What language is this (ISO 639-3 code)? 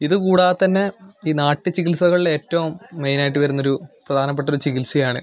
mal